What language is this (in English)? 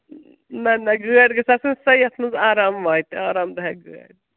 Kashmiri